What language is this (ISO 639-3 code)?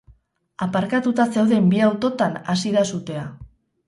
eus